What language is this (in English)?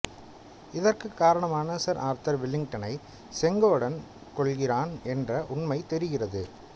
Tamil